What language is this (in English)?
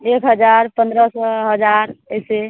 Maithili